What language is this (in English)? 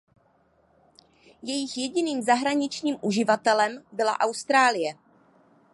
Czech